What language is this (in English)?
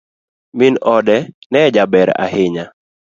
Luo (Kenya and Tanzania)